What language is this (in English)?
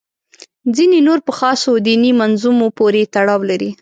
Pashto